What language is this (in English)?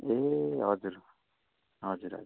Nepali